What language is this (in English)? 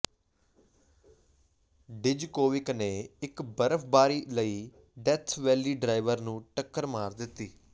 Punjabi